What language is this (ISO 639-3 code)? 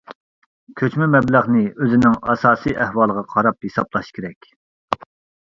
uig